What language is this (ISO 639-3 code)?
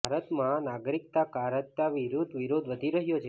guj